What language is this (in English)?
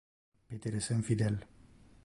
Interlingua